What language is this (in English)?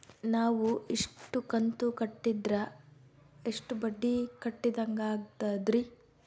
Kannada